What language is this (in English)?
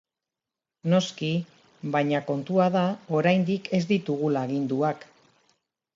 Basque